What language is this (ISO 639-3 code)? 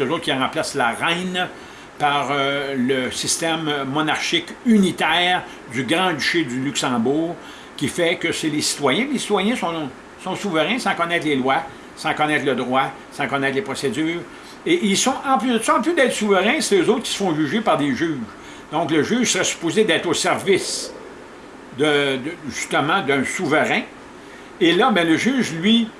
fra